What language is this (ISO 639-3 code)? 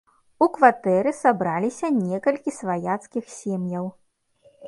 bel